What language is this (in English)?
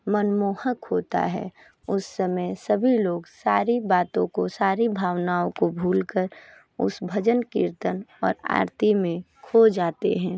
Hindi